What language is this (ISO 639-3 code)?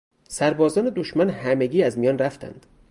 fas